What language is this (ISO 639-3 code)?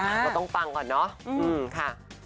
tha